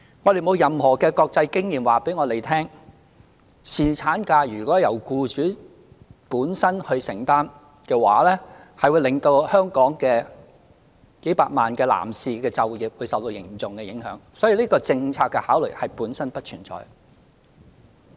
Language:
Cantonese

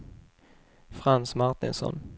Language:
Swedish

